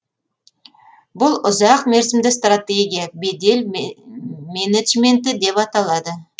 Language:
Kazakh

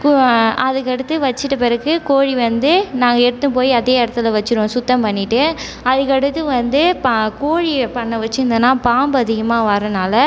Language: Tamil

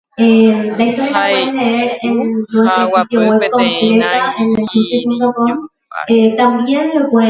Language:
Guarani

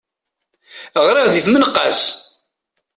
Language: Kabyle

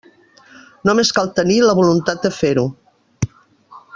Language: Catalan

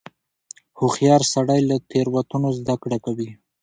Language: Pashto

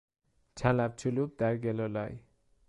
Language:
Persian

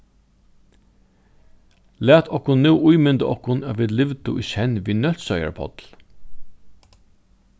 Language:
Faroese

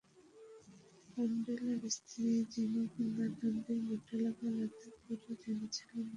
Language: Bangla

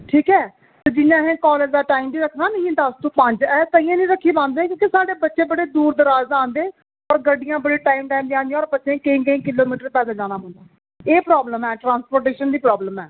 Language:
Dogri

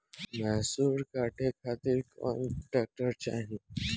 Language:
Bhojpuri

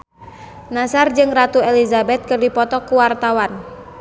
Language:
Sundanese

